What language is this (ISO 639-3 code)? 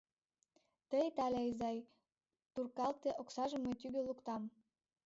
chm